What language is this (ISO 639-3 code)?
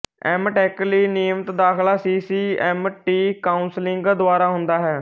pan